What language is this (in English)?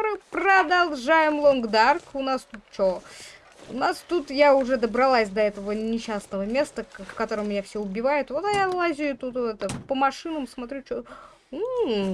Russian